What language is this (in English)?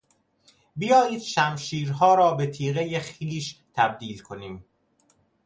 Persian